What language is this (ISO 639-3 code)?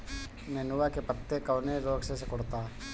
bho